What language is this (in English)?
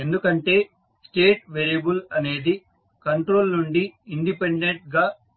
Telugu